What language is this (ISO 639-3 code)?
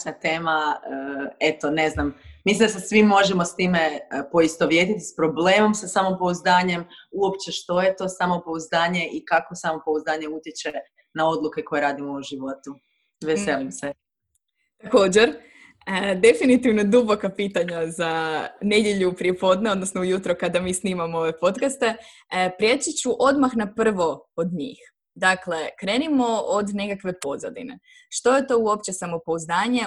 hrv